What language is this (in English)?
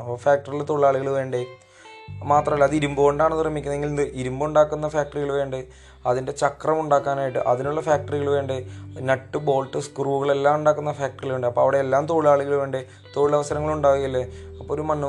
Malayalam